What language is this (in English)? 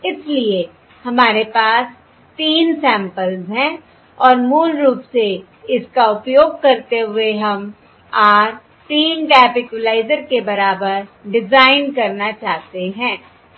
Hindi